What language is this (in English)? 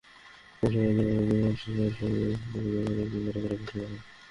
Bangla